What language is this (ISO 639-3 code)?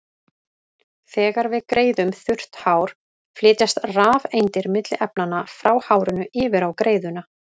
isl